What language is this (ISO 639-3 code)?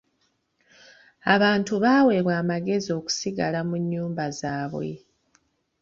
lug